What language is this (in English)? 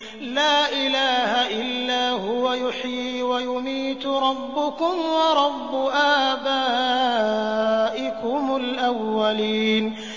Arabic